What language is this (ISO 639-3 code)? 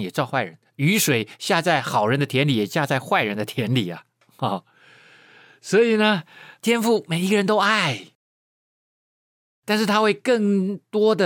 zho